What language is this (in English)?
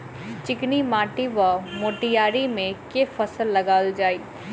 Maithili